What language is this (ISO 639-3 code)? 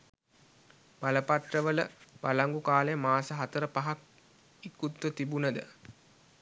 sin